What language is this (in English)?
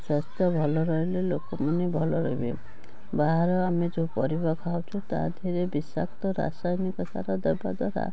Odia